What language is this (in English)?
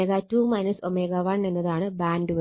Malayalam